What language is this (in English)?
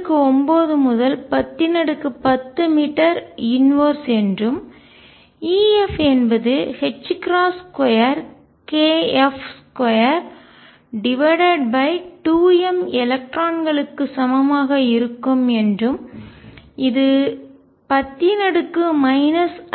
Tamil